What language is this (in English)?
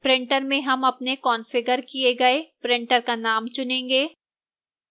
Hindi